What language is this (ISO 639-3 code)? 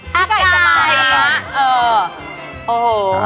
tha